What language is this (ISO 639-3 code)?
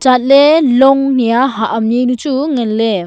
nnp